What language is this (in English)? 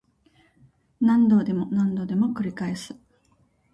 Japanese